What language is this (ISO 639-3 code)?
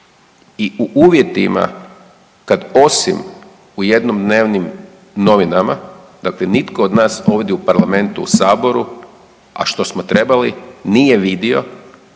hrv